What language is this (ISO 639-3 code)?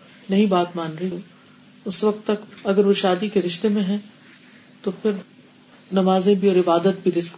urd